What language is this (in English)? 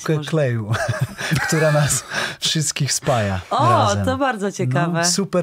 Polish